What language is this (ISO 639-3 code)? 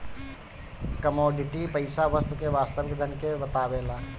bho